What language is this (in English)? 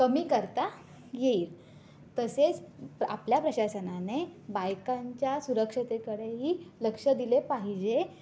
Marathi